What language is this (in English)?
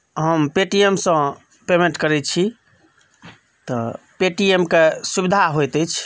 Maithili